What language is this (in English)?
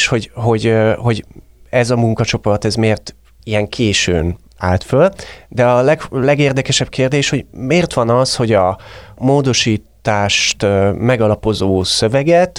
Hungarian